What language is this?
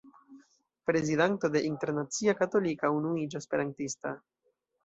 Esperanto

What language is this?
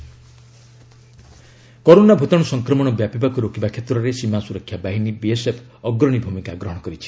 Odia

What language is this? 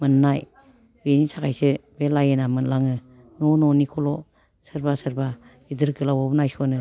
Bodo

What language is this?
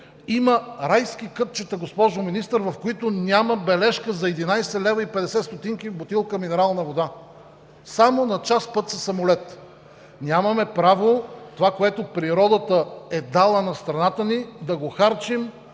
Bulgarian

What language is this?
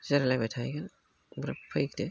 Bodo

